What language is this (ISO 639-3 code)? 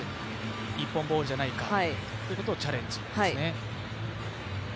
jpn